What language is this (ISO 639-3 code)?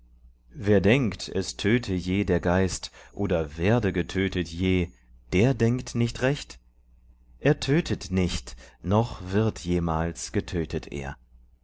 deu